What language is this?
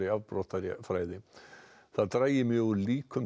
Icelandic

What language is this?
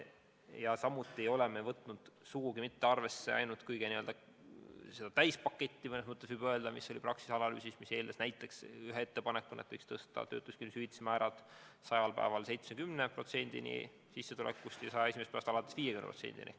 Estonian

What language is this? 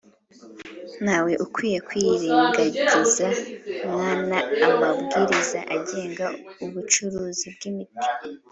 Kinyarwanda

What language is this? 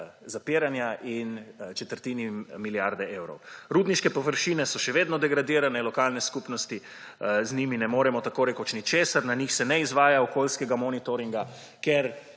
Slovenian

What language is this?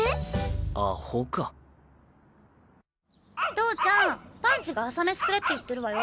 Japanese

